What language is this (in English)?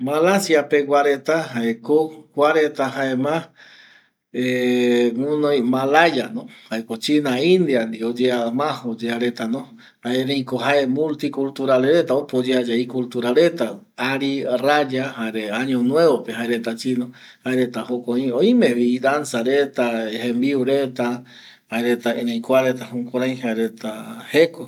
Eastern Bolivian Guaraní